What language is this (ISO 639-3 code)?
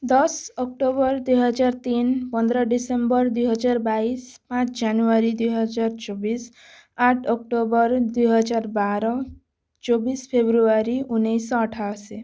ori